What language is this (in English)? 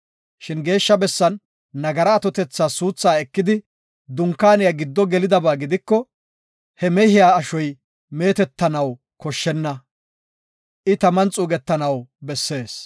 Gofa